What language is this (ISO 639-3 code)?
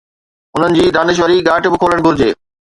snd